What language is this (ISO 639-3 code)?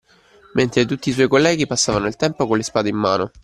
ita